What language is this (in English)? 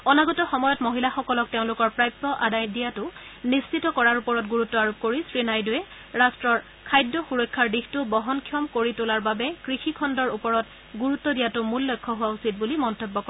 Assamese